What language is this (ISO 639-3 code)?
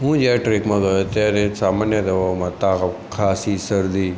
guj